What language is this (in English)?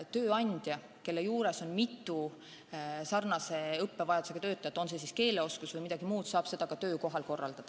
Estonian